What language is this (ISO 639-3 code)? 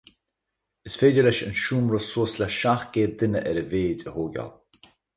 gle